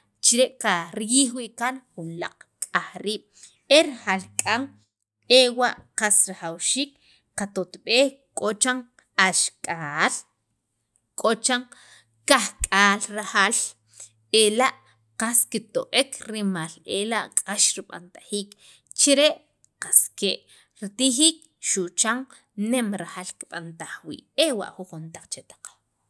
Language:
Sacapulteco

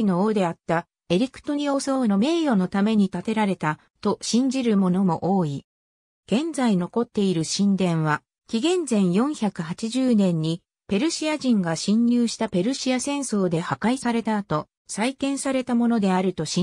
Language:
Japanese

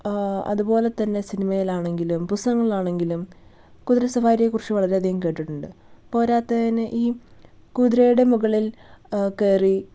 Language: Malayalam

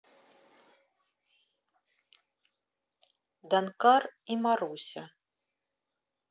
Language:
Russian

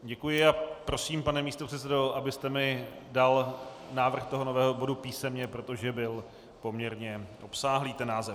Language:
Czech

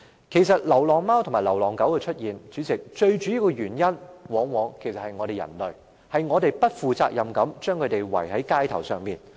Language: Cantonese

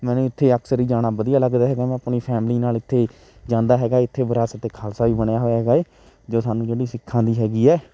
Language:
Punjabi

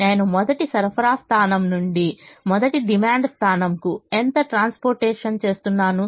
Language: Telugu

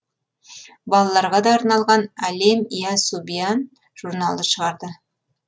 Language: Kazakh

